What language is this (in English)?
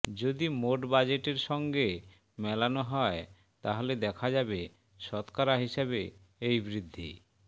Bangla